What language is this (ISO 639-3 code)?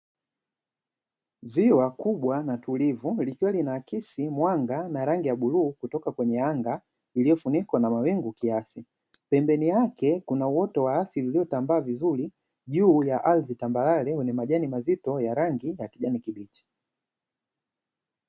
swa